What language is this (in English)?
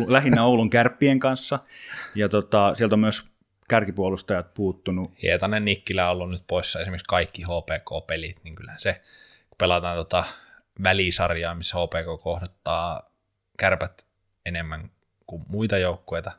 Finnish